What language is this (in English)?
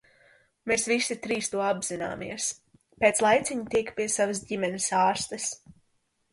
Latvian